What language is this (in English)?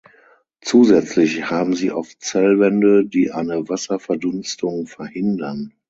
German